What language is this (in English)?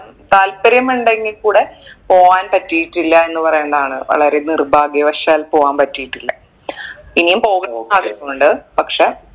Malayalam